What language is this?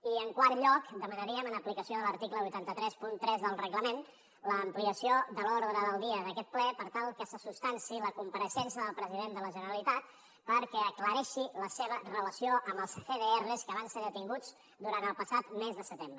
Catalan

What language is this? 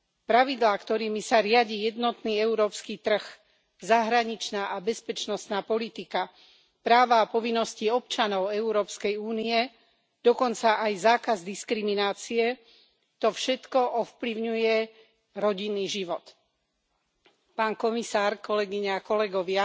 Slovak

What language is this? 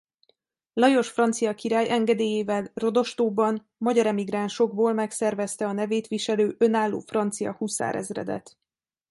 Hungarian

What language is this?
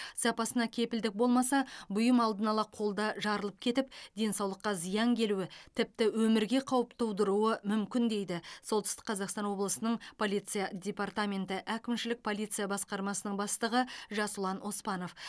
Kazakh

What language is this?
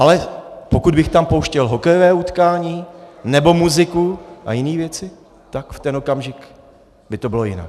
Czech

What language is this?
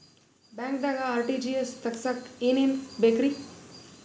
Kannada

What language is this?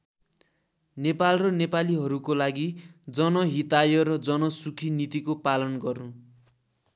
Nepali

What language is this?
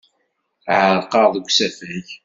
Kabyle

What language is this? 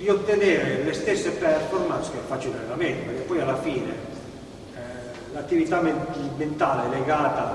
Italian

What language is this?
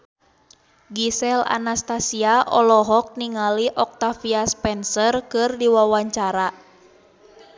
Sundanese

